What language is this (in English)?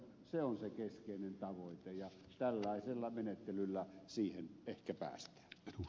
Finnish